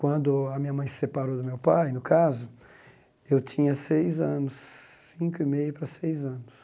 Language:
Portuguese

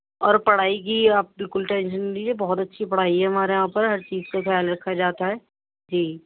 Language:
Urdu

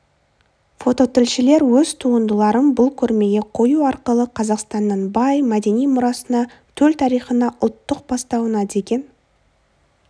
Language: Kazakh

